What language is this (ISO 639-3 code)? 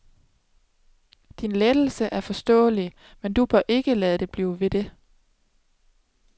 dan